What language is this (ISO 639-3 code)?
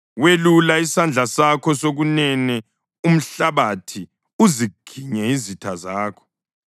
nde